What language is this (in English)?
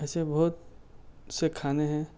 Urdu